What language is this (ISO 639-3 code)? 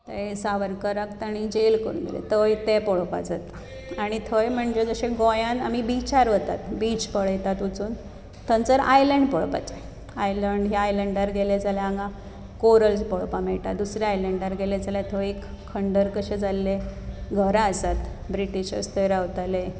kok